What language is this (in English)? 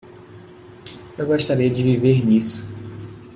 Portuguese